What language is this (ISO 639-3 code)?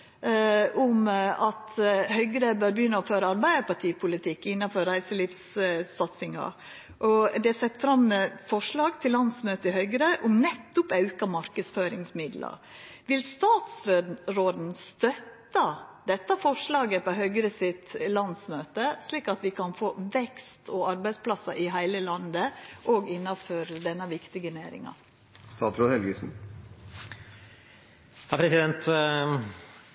nno